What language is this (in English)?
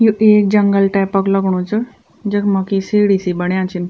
Garhwali